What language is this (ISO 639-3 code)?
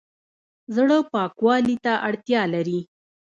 pus